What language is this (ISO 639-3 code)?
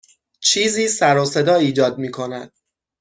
fas